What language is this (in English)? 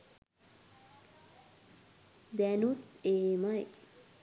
Sinhala